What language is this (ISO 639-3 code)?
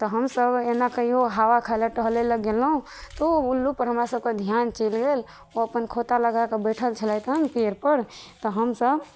mai